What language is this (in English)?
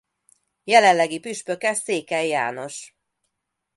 Hungarian